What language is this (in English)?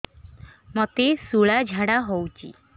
Odia